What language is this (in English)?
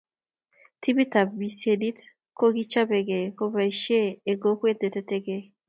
Kalenjin